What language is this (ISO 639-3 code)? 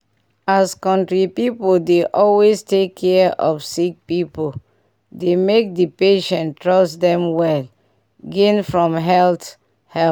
pcm